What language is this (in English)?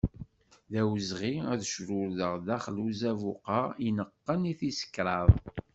Kabyle